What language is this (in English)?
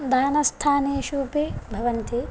Sanskrit